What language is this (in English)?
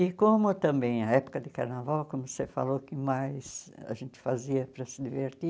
Portuguese